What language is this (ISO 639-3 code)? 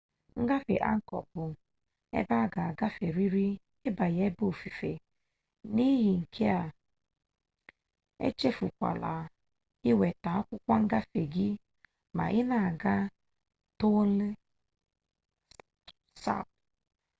ibo